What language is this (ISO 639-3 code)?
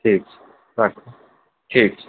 mai